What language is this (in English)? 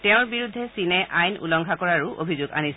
Assamese